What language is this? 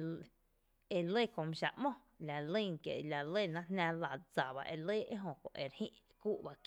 Tepinapa Chinantec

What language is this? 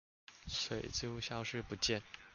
Chinese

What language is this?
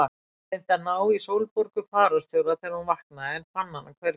Icelandic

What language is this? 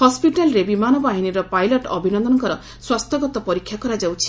Odia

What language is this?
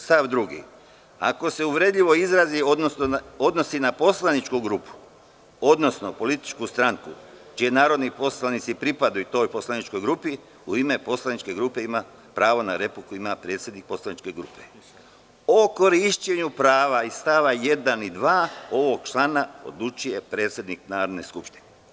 Serbian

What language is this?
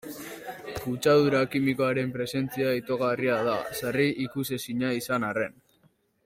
Basque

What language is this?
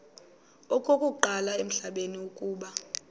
Xhosa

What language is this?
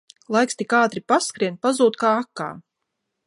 Latvian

